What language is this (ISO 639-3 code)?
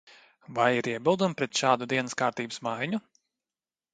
lav